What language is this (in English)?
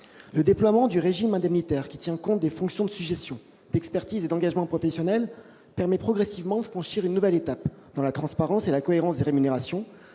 French